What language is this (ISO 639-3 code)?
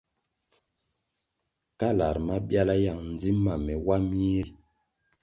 nmg